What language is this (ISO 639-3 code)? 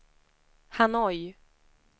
swe